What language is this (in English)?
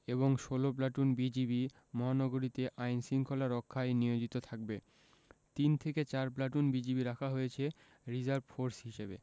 Bangla